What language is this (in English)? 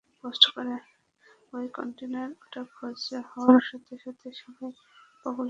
Bangla